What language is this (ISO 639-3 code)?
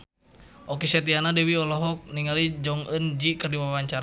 sun